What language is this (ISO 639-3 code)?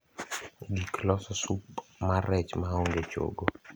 luo